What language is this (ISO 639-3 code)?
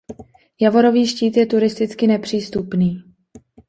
ces